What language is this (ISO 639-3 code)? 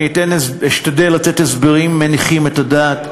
heb